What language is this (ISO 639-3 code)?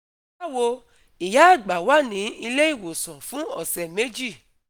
yor